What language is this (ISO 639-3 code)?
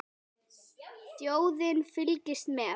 isl